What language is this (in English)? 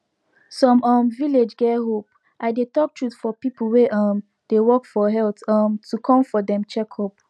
Nigerian Pidgin